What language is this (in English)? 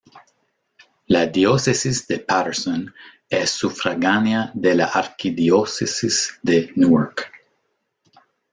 Spanish